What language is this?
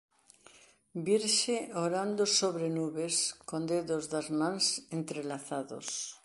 Galician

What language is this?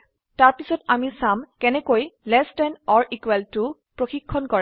Assamese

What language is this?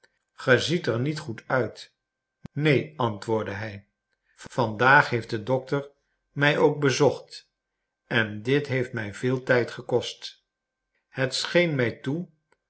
Dutch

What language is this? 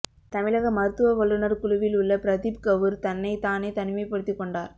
Tamil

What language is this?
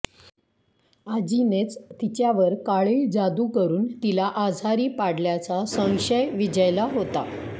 Marathi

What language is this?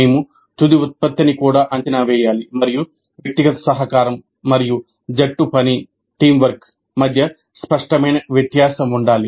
Telugu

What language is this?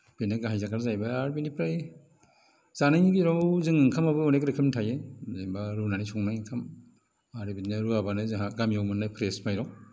Bodo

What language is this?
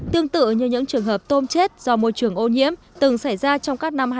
Vietnamese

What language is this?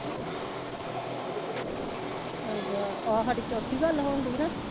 Punjabi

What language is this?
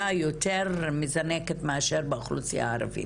Hebrew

